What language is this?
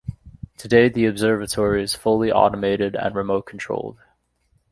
English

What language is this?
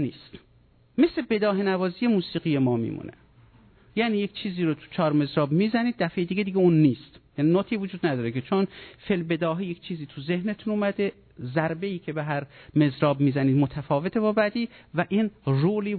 Persian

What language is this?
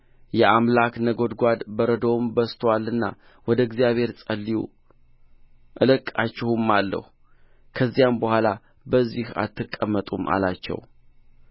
Amharic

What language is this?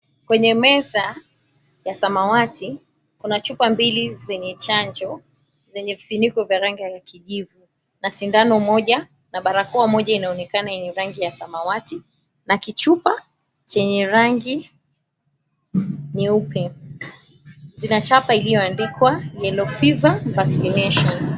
Swahili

